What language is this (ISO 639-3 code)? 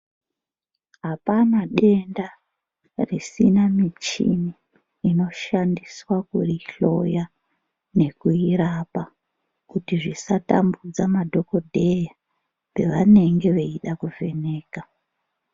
ndc